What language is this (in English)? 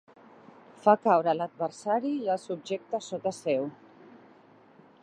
Catalan